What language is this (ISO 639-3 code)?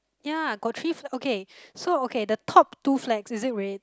eng